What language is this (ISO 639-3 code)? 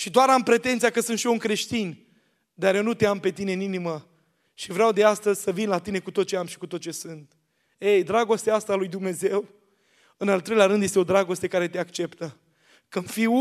ron